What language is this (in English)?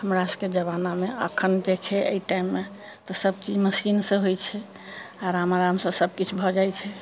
Maithili